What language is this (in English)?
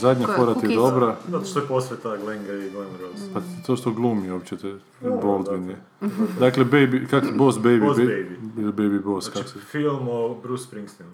Croatian